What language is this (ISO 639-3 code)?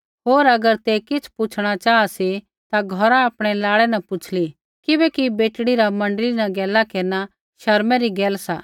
kfx